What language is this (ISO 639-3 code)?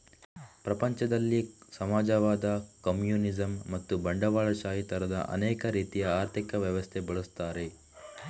kan